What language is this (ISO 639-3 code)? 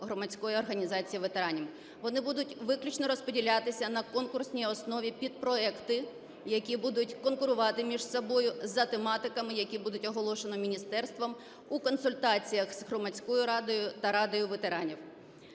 ukr